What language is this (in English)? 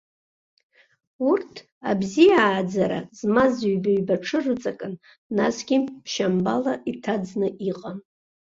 Abkhazian